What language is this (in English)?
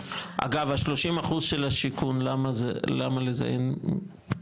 Hebrew